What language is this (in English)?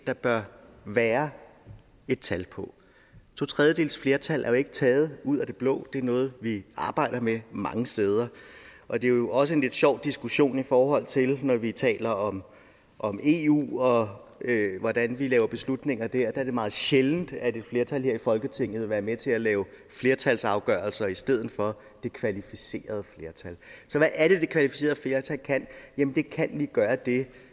Danish